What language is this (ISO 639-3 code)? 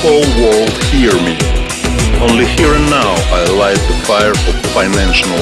rus